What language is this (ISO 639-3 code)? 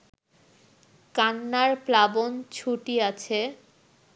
ben